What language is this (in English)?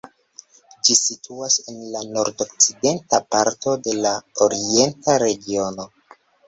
Esperanto